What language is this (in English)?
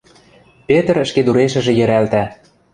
Western Mari